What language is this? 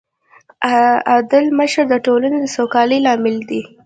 Pashto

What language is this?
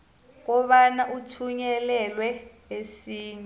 South Ndebele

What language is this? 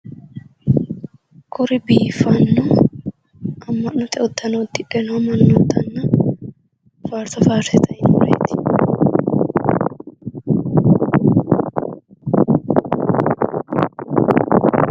Sidamo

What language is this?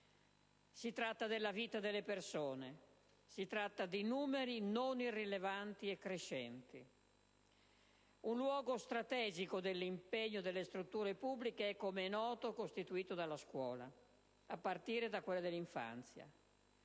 Italian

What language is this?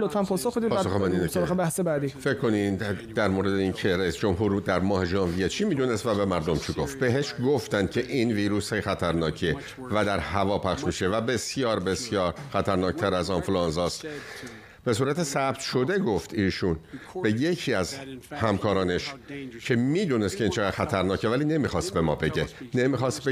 Persian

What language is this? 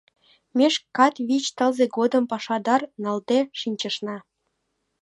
Mari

